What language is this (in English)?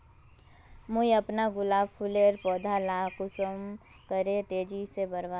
Magahi